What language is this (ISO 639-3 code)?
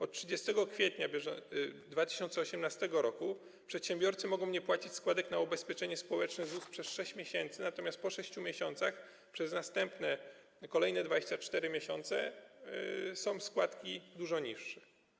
pol